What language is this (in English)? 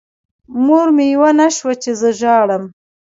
Pashto